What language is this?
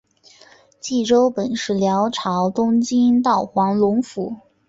Chinese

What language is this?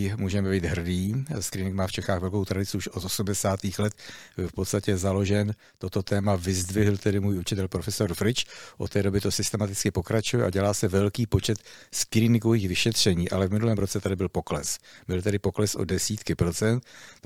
Czech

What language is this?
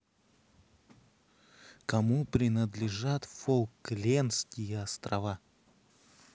Russian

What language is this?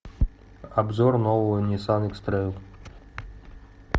Russian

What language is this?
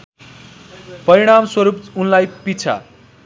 Nepali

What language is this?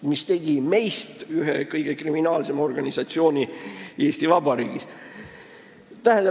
Estonian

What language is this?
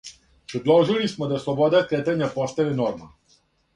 Serbian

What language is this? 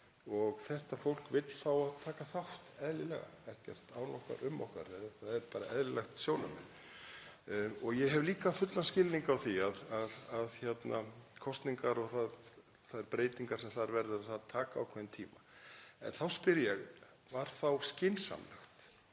Icelandic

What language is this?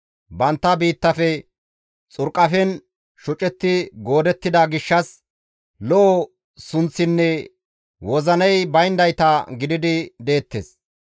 Gamo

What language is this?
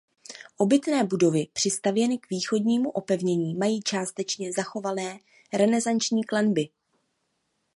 Czech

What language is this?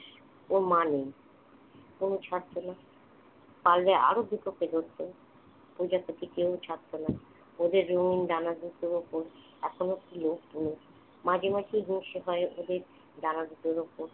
Bangla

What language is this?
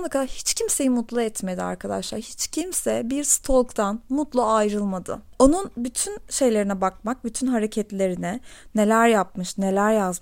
Turkish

